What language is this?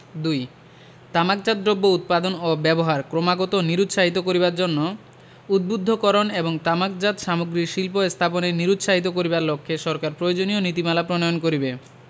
Bangla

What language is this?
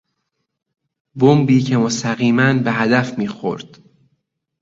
Persian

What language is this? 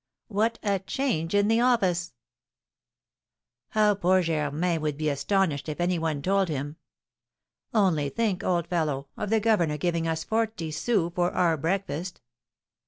English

